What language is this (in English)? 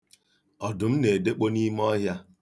Igbo